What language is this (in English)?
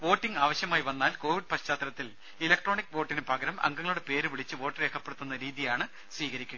Malayalam